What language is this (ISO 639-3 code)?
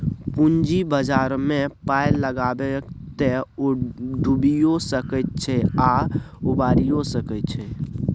mai